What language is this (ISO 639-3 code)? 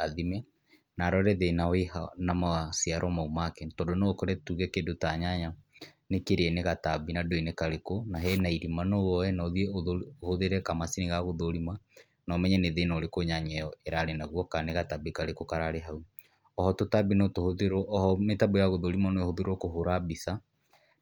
kik